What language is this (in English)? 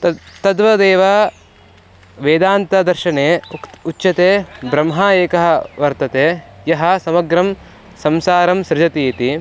Sanskrit